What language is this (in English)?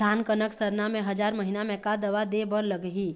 Chhattisgarhi